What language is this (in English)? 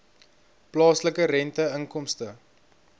Afrikaans